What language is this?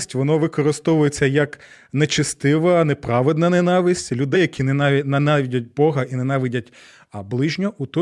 Ukrainian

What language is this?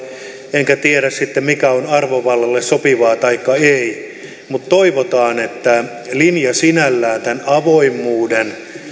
Finnish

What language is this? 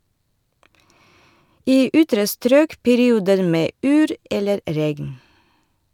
Norwegian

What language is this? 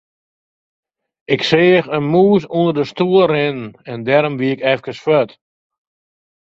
Western Frisian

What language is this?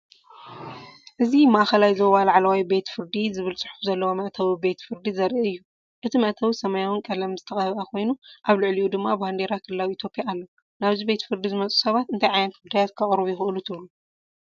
Tigrinya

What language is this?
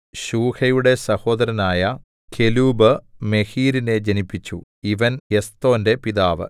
Malayalam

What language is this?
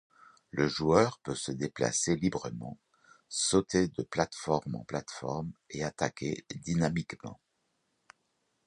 French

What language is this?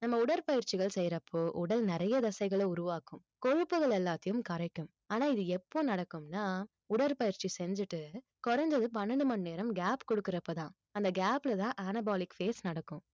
Tamil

